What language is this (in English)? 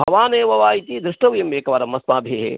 Sanskrit